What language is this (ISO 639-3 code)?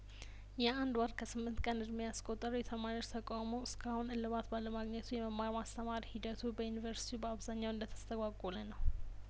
amh